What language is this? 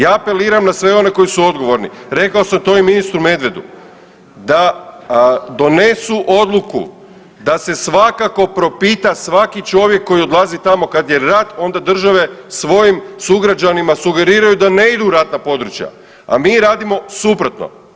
Croatian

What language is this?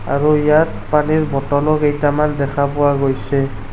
Assamese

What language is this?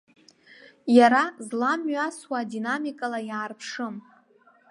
Abkhazian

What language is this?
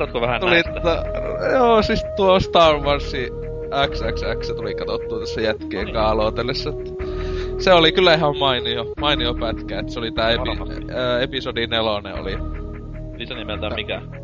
Finnish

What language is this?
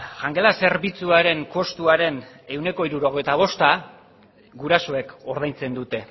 Basque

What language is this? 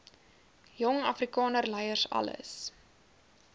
Afrikaans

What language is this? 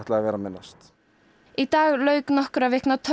Icelandic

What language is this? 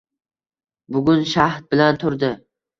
Uzbek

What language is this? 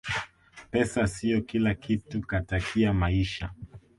Swahili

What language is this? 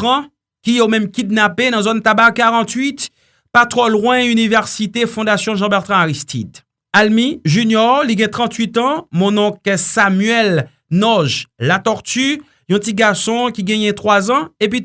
French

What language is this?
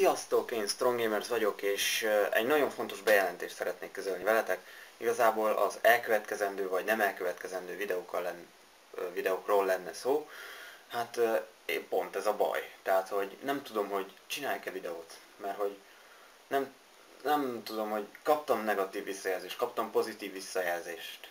Hungarian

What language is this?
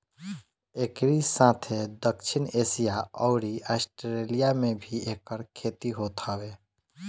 Bhojpuri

